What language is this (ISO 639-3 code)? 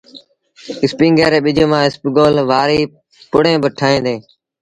sbn